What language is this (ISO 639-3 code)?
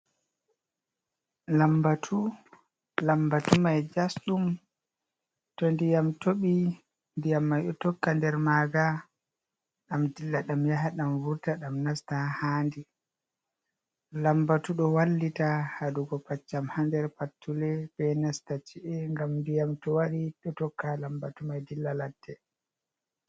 ful